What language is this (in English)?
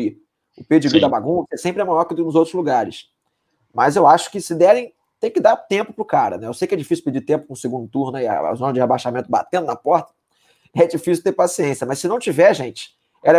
Portuguese